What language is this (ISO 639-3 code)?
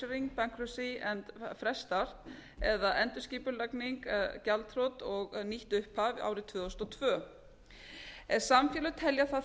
isl